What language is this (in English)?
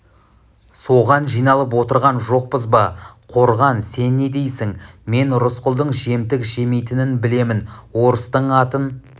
Kazakh